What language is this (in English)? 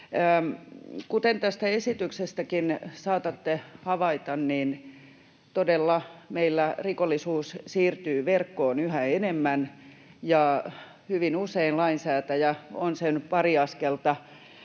Finnish